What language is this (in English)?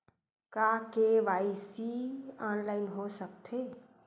Chhattisgarhi